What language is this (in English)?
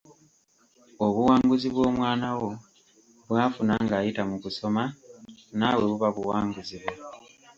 Ganda